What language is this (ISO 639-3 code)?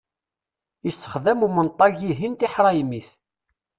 kab